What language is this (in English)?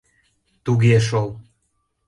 Mari